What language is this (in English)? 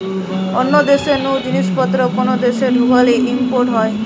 Bangla